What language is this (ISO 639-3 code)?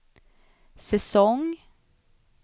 swe